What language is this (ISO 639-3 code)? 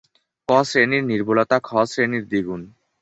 ben